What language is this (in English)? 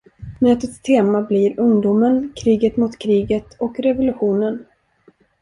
Swedish